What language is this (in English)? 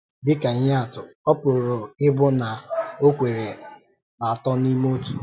Igbo